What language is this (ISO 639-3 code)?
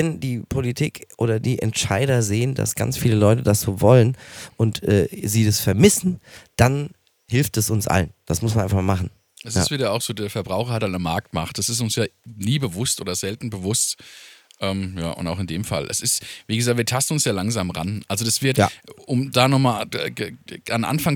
deu